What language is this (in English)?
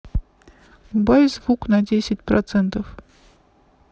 Russian